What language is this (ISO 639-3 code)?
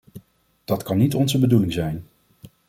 nld